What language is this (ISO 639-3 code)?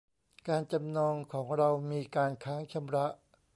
tha